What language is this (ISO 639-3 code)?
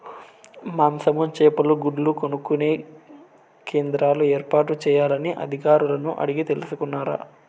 tel